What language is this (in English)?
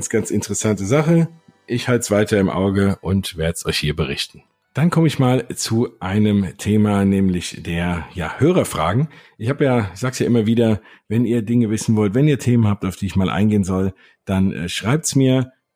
German